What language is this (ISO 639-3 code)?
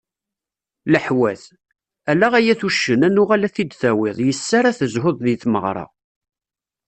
kab